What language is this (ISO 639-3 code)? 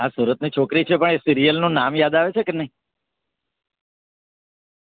guj